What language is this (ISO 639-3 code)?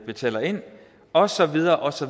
dan